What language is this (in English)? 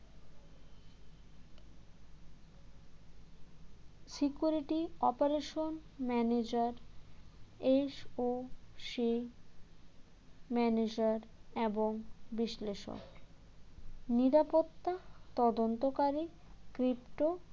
Bangla